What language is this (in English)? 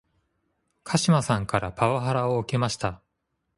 Japanese